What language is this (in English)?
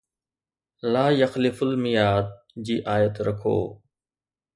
Sindhi